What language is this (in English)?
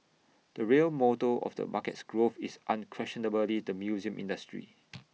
English